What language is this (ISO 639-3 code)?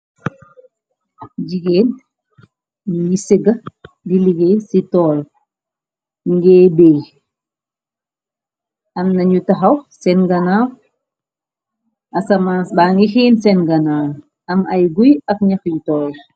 wol